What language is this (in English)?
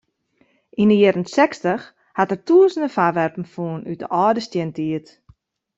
Western Frisian